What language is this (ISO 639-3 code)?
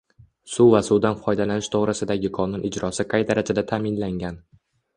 uzb